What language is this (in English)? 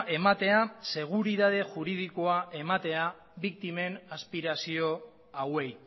Basque